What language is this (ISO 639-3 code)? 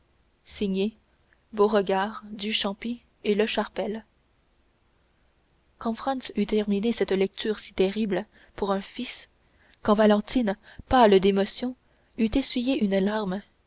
fra